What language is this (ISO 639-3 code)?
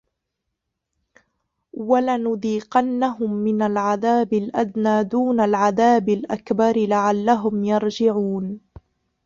ara